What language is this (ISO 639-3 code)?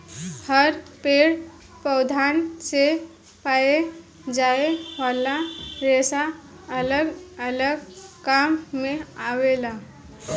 bho